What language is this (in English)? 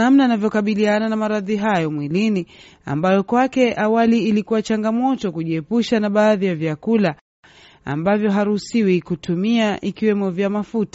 Swahili